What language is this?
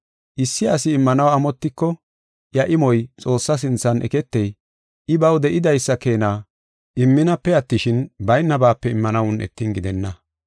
Gofa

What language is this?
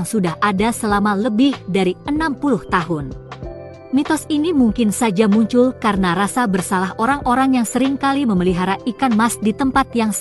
Indonesian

